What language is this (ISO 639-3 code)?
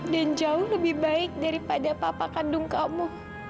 ind